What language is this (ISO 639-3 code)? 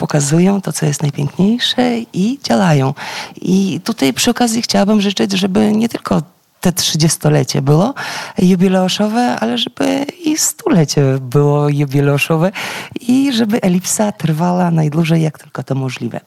pol